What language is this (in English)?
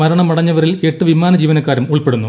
Malayalam